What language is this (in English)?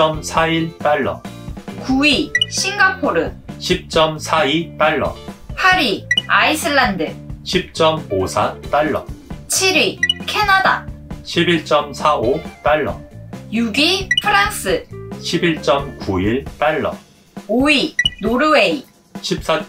Korean